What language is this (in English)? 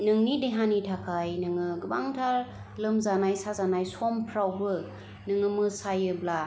Bodo